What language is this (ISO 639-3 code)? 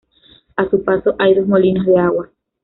spa